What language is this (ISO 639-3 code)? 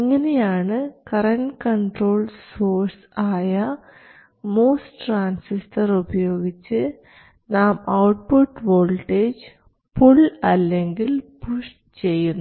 mal